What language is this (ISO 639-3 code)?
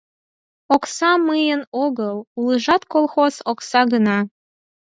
chm